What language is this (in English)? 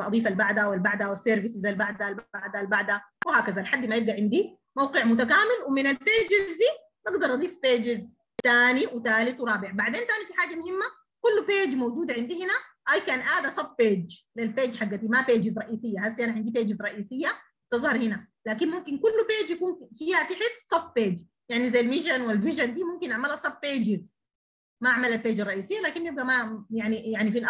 Arabic